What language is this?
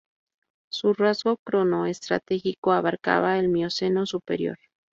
Spanish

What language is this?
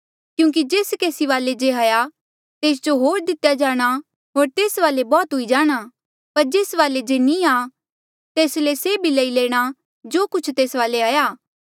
Mandeali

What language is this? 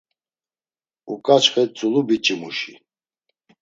Laz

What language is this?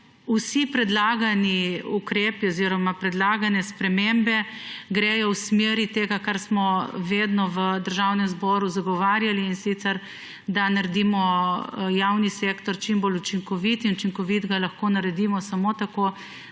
Slovenian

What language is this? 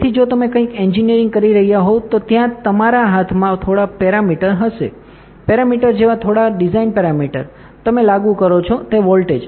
Gujarati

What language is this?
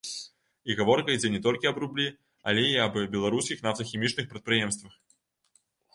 Belarusian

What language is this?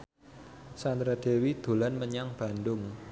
Javanese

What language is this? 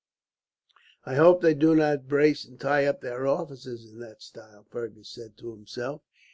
English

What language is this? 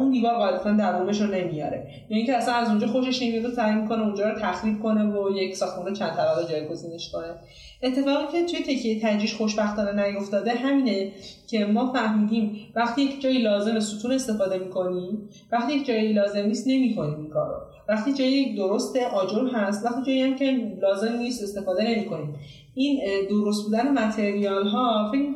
Persian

